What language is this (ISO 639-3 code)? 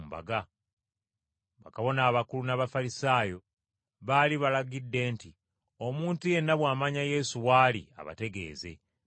lug